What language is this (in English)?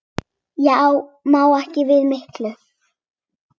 Icelandic